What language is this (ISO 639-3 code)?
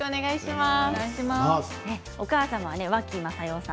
jpn